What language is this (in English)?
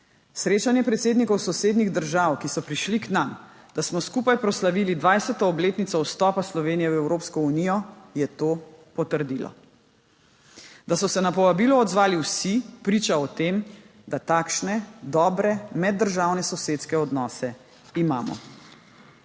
Slovenian